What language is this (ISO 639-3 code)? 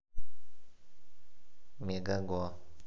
rus